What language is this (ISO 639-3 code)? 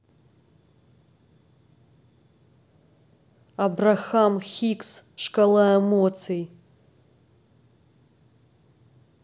rus